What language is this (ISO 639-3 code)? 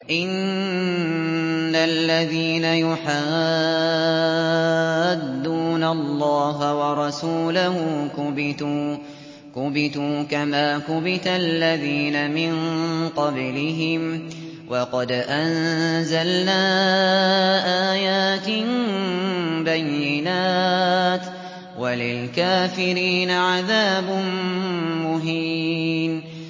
ara